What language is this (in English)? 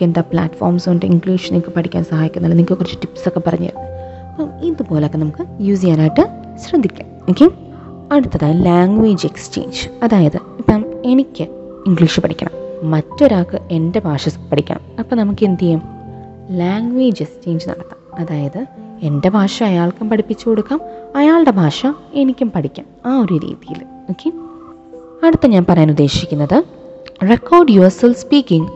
Malayalam